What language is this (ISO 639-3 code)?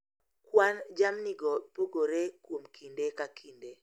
luo